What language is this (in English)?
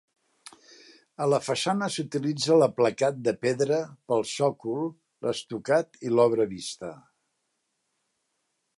Catalan